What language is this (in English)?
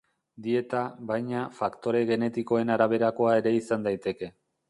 Basque